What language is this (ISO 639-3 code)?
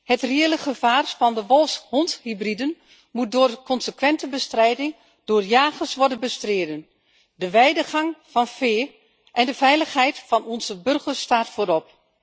nld